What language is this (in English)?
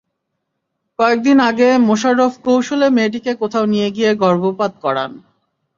Bangla